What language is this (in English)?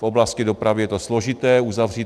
Czech